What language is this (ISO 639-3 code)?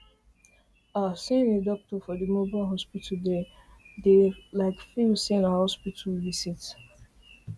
pcm